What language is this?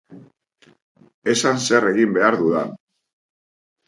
Basque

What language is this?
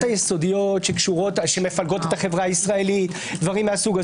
Hebrew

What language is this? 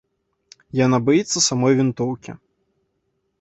Belarusian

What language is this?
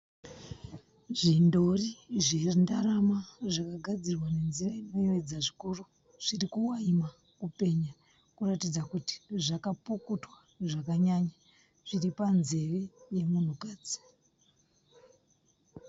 Shona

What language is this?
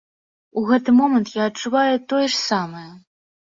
Belarusian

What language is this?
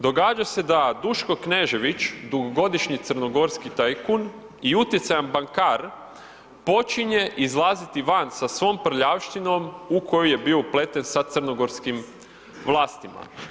Croatian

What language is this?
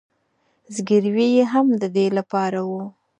Pashto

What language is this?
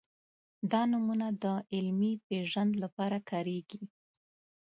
Pashto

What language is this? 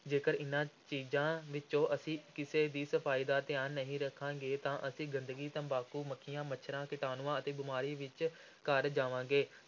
Punjabi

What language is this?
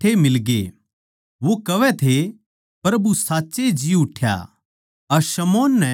Haryanvi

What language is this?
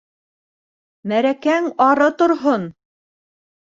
Bashkir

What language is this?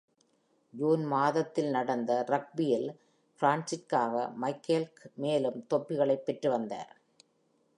Tamil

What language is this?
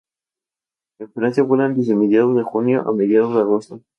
Spanish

